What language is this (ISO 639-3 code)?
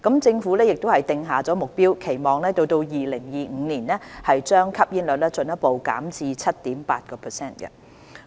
yue